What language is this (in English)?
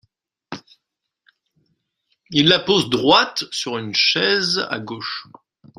French